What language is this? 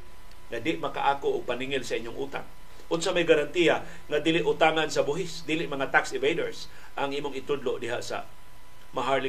Filipino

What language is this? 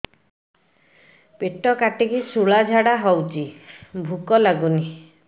Odia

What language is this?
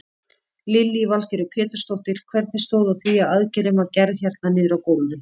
Icelandic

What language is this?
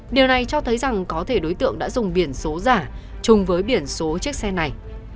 Vietnamese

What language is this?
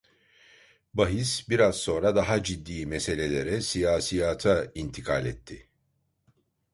Turkish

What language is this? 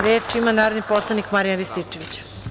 Serbian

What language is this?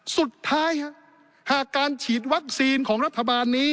Thai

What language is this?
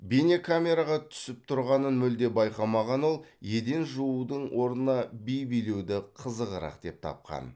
Kazakh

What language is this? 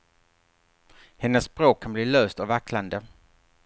Swedish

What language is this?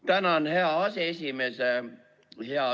Estonian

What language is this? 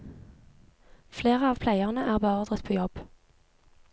Norwegian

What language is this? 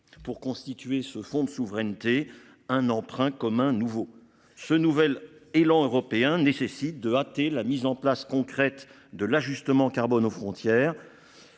French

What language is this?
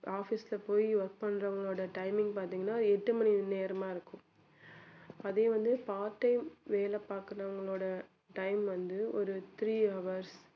Tamil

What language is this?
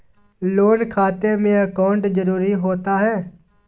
Magahi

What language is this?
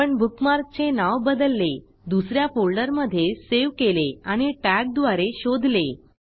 Marathi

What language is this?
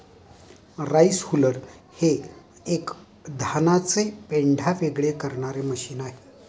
Marathi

